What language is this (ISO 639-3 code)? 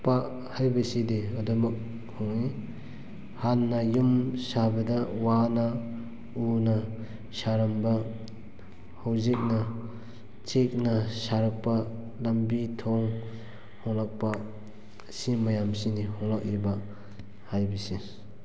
mni